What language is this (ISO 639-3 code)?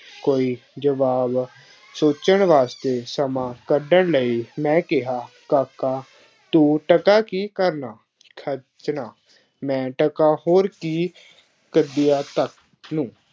pan